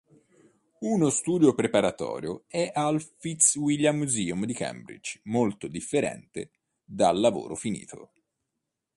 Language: Italian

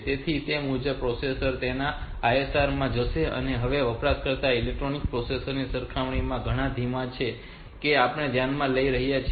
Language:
Gujarati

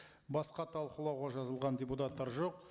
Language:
Kazakh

